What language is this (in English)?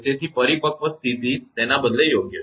Gujarati